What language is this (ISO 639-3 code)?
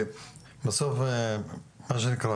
heb